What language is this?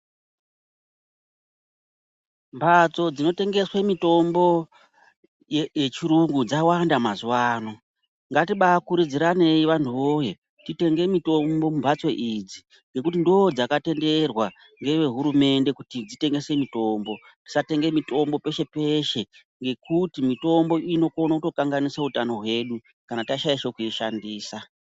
Ndau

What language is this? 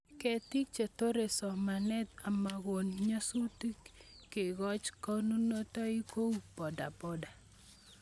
Kalenjin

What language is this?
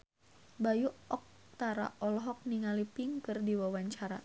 Sundanese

